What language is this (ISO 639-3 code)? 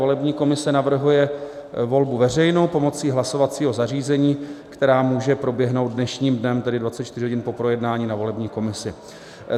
ces